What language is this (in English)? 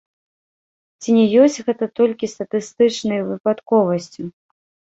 Belarusian